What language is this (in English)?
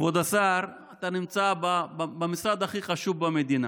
Hebrew